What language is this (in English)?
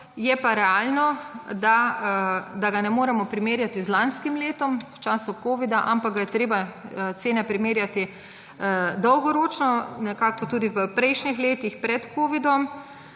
Slovenian